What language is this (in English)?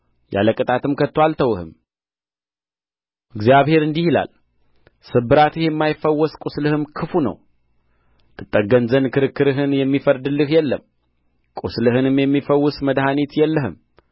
Amharic